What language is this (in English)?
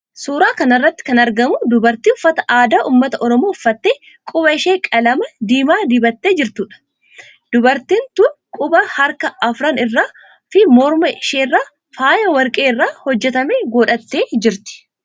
Oromo